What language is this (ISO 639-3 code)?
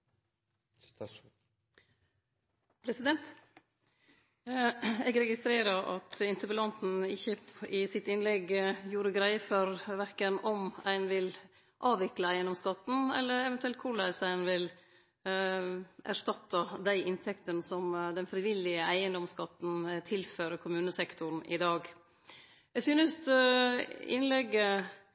nor